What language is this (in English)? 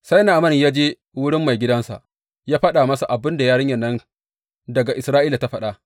Hausa